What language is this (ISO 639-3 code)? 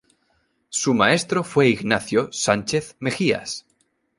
spa